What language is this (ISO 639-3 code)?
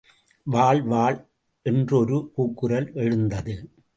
tam